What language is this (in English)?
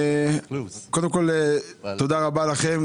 Hebrew